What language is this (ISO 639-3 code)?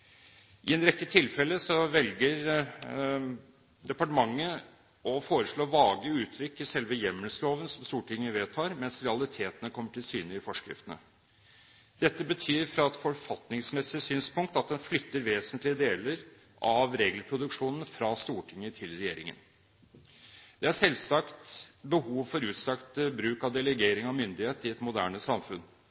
nob